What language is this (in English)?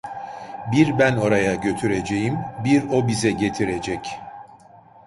Turkish